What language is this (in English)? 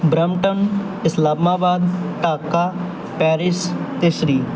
Punjabi